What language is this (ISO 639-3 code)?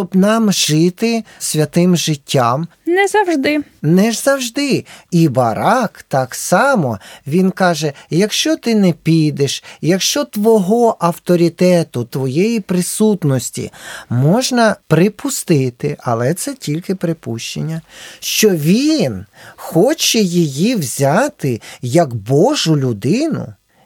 ukr